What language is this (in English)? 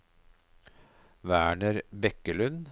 Norwegian